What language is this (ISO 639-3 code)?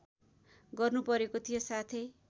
nep